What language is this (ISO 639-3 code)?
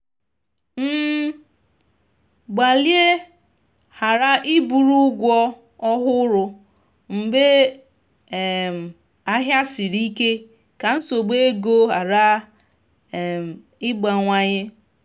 ibo